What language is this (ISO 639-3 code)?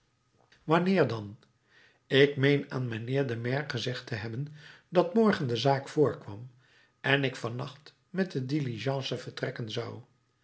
nld